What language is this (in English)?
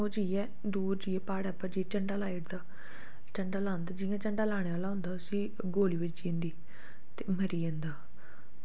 Dogri